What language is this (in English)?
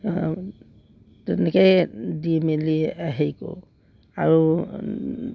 Assamese